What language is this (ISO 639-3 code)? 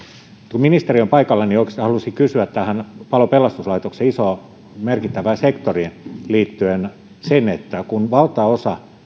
fin